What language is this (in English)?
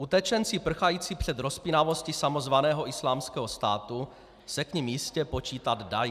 Czech